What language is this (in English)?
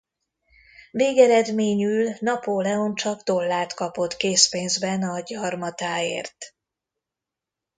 Hungarian